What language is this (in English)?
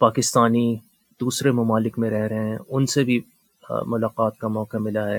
Urdu